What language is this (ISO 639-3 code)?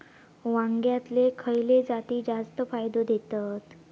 mar